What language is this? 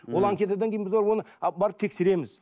Kazakh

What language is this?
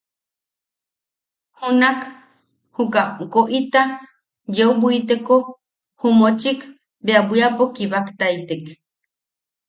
Yaqui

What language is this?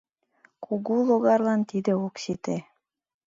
Mari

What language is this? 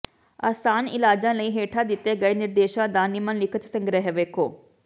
Punjabi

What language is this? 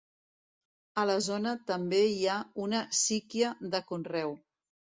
Catalan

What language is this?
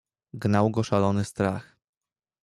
Polish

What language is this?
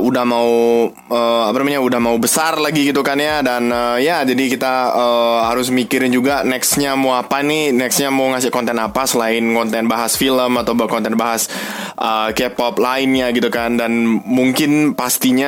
Indonesian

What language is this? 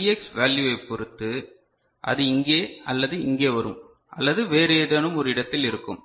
Tamil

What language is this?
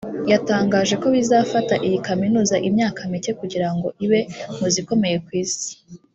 Kinyarwanda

